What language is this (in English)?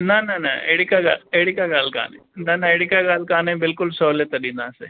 Sindhi